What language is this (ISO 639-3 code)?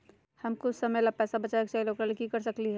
mag